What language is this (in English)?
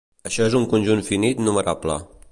Catalan